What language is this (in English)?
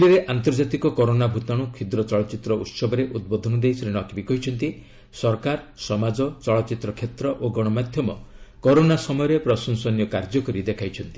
Odia